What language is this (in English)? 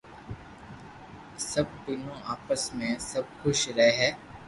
Loarki